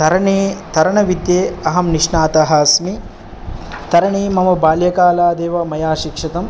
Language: Sanskrit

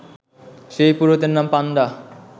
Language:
Bangla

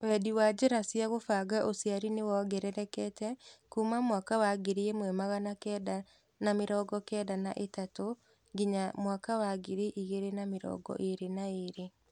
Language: Kikuyu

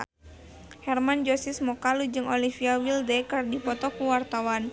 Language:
Sundanese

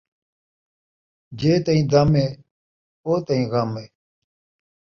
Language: Saraiki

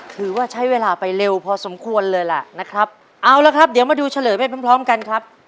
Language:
Thai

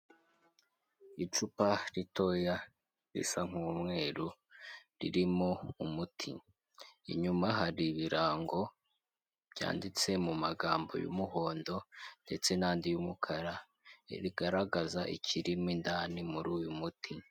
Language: Kinyarwanda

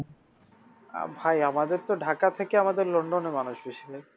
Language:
Bangla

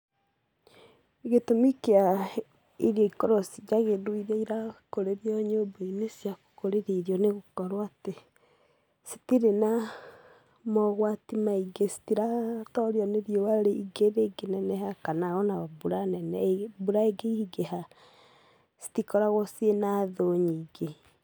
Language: Kikuyu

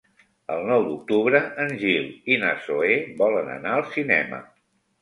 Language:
Catalan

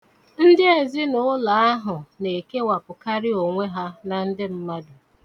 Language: Igbo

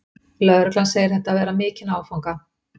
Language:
Icelandic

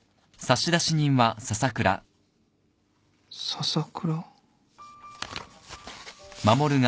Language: Japanese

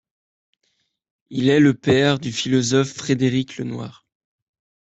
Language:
French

